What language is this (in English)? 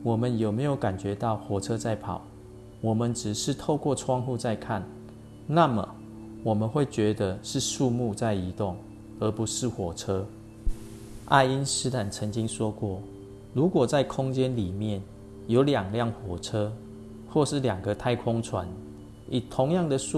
Chinese